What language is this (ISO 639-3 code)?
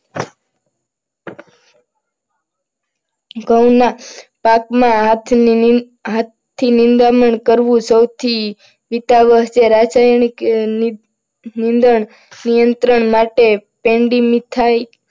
guj